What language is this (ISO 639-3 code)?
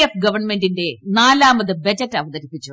mal